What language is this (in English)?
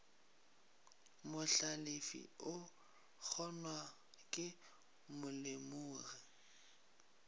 Northern Sotho